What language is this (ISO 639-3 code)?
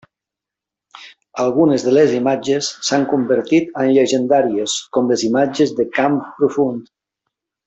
cat